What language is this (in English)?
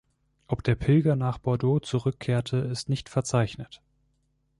German